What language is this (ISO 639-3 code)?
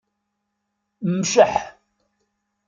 kab